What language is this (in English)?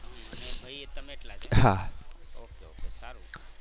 Gujarati